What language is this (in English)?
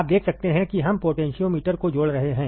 Hindi